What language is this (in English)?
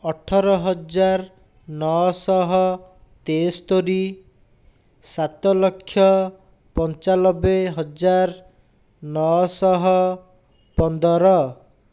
Odia